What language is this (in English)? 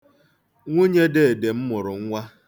Igbo